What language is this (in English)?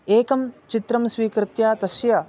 Sanskrit